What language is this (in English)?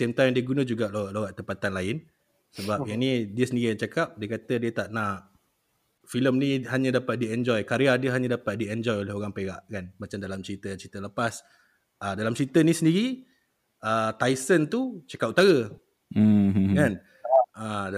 Malay